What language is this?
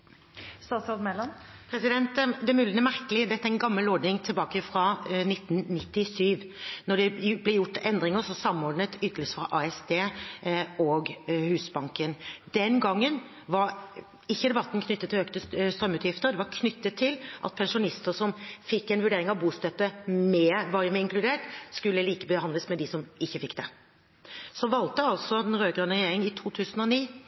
Norwegian Bokmål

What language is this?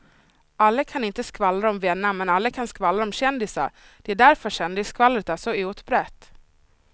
Swedish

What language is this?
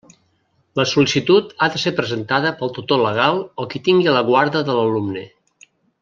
Catalan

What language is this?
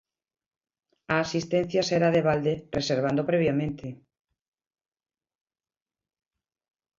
Galician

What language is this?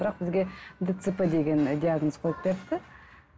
Kazakh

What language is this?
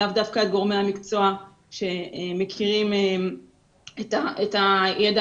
Hebrew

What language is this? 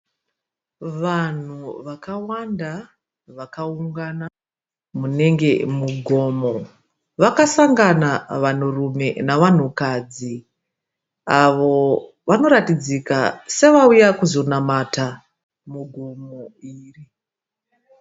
Shona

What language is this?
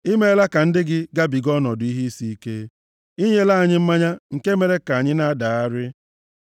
Igbo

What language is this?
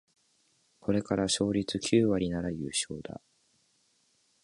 Japanese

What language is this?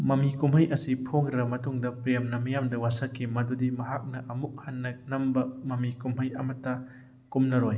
Manipuri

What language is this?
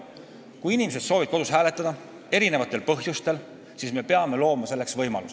Estonian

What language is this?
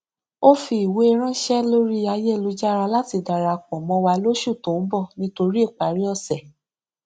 Yoruba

